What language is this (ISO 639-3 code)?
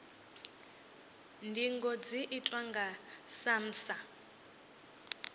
ven